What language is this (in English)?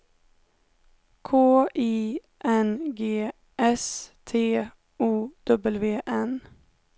Swedish